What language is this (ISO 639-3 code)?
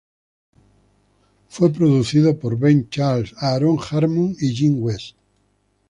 spa